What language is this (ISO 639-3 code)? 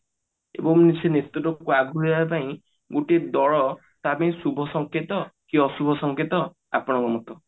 ori